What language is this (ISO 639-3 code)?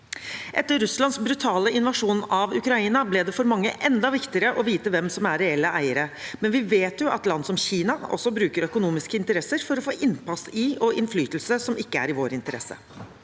nor